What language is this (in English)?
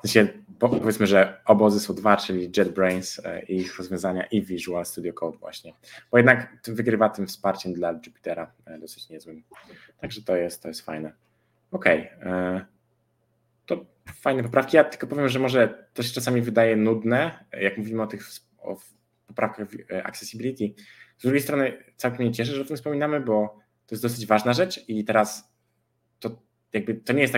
Polish